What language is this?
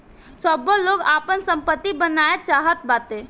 Bhojpuri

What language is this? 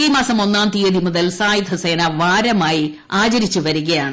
Malayalam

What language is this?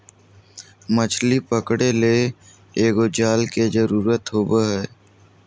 Magahi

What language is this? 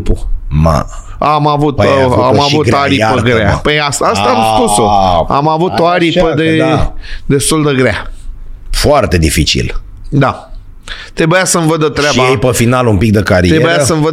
Romanian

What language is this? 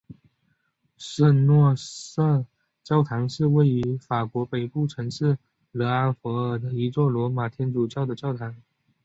Chinese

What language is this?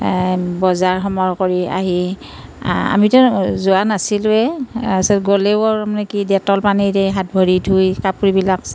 Assamese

